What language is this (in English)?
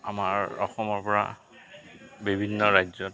Assamese